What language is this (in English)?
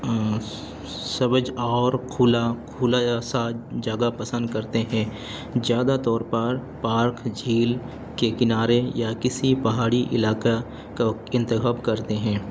Urdu